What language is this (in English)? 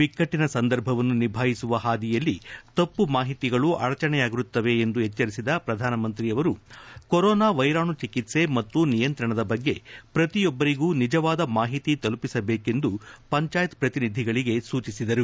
Kannada